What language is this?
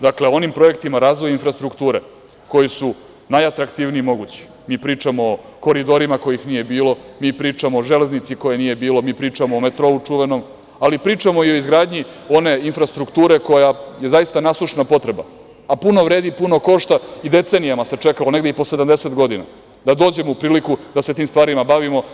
Serbian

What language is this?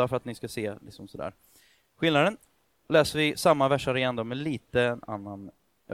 Swedish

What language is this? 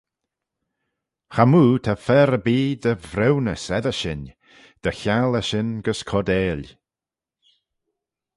Manx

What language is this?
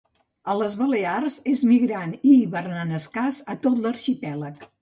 Catalan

